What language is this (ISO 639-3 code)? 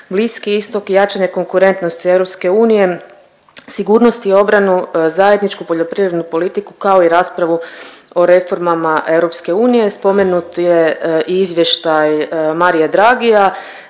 hrv